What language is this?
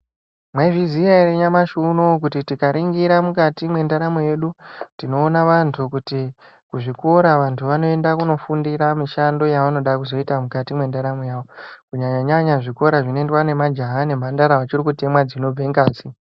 Ndau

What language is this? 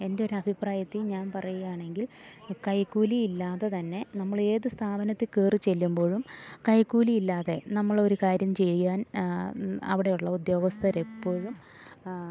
Malayalam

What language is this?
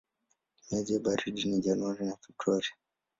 Swahili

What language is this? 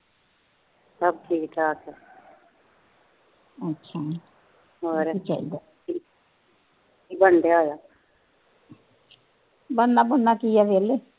Punjabi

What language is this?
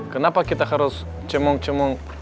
Indonesian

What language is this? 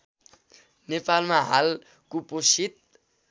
Nepali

